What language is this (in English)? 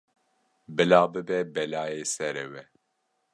Kurdish